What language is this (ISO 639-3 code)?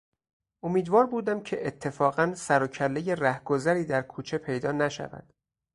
fas